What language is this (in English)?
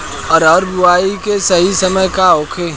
Bhojpuri